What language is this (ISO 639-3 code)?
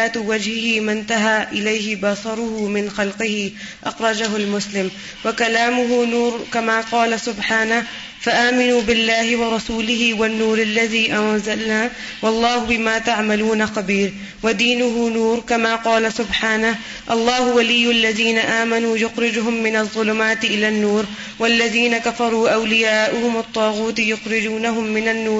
urd